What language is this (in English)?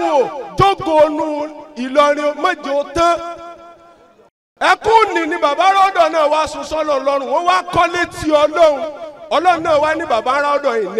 Arabic